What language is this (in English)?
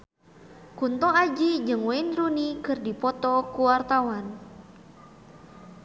Sundanese